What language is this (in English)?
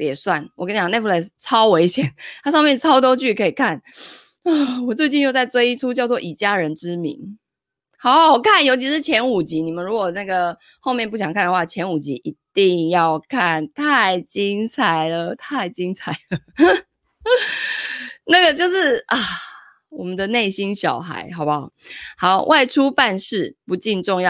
Chinese